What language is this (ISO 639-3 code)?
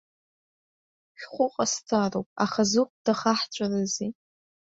abk